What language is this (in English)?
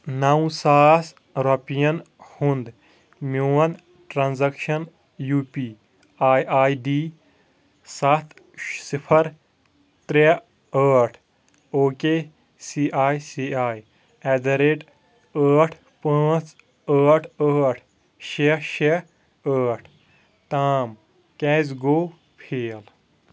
Kashmiri